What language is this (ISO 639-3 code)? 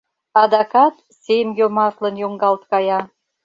chm